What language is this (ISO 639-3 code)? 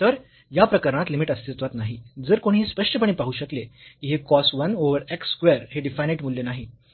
mar